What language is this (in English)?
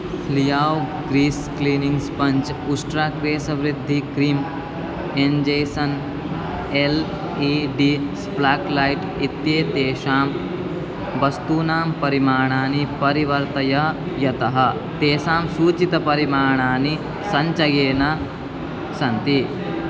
Sanskrit